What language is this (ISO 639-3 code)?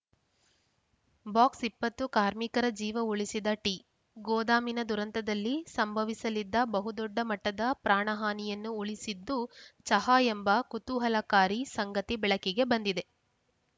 kan